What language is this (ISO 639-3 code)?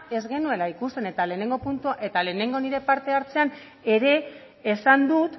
eus